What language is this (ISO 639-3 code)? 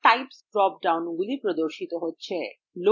ben